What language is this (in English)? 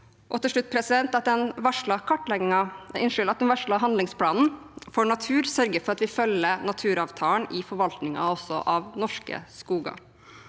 Norwegian